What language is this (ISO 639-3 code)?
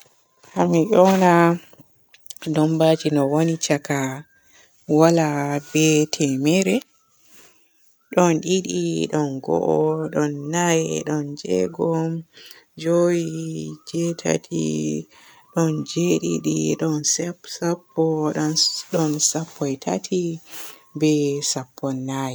fue